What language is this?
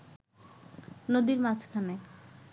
Bangla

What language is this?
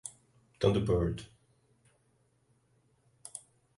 Portuguese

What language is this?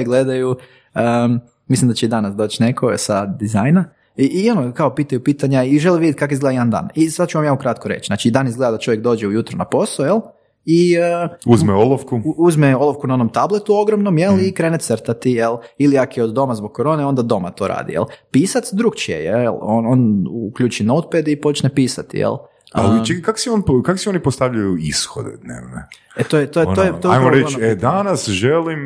Croatian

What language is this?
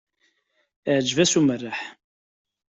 Kabyle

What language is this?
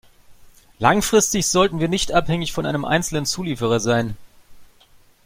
German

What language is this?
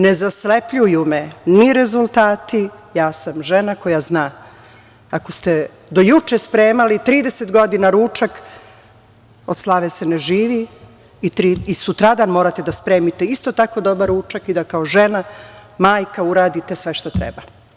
Serbian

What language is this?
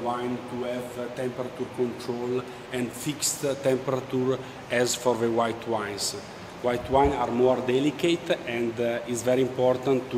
Romanian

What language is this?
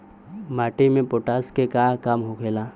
Bhojpuri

